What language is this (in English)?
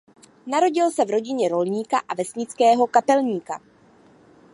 Czech